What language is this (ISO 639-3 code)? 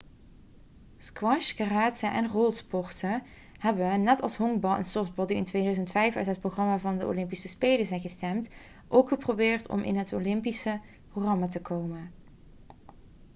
nld